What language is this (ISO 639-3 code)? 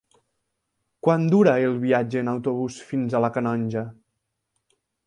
cat